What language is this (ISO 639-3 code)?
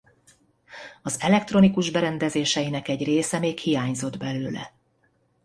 hun